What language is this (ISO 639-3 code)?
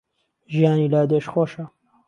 ckb